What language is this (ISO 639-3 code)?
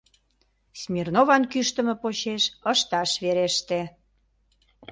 chm